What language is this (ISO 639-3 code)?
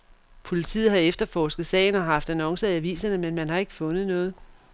dan